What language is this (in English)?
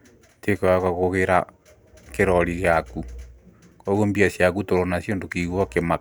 Kikuyu